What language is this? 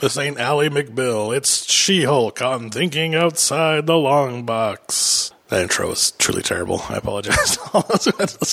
English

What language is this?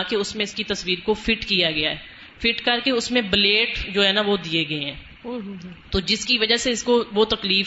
Urdu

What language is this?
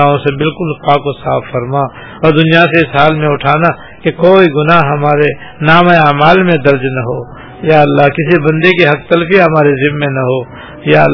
Urdu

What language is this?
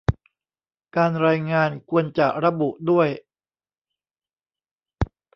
Thai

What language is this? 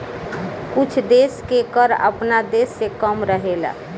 Bhojpuri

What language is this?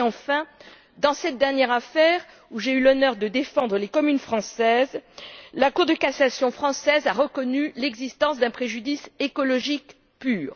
French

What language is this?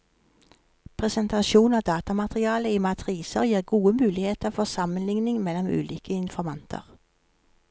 Norwegian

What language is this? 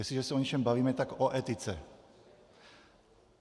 Czech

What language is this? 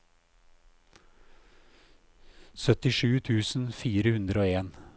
Norwegian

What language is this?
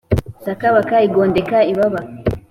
Kinyarwanda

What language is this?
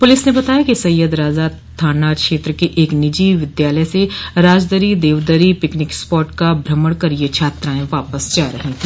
Hindi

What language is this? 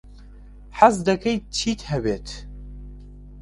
Central Kurdish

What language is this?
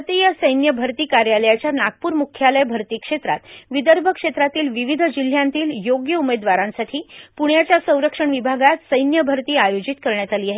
Marathi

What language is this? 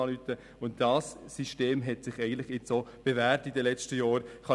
Swiss German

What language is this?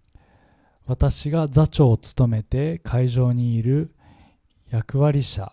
Japanese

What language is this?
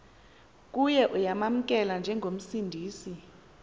Xhosa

